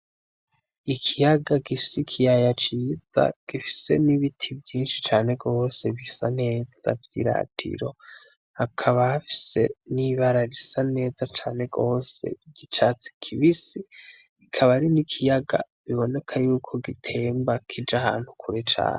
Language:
Rundi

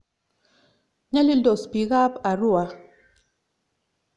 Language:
Kalenjin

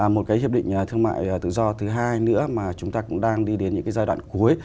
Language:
Vietnamese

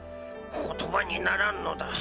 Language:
Japanese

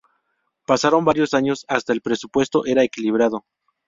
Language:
Spanish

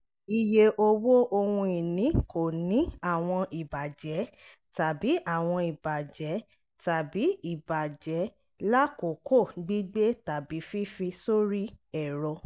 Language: Yoruba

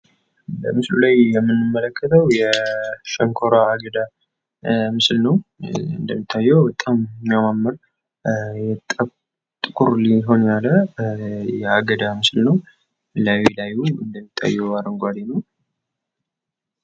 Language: Amharic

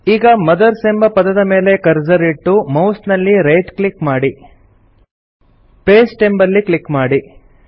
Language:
Kannada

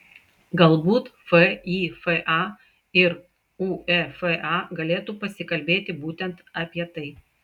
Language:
Lithuanian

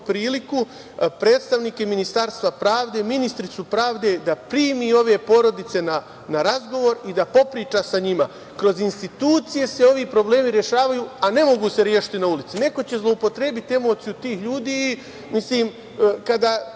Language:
Serbian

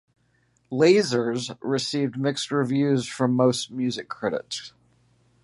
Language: English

